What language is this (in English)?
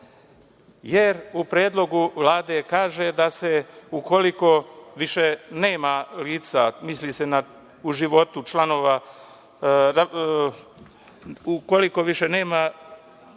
Serbian